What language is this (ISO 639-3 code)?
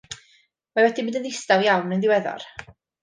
cym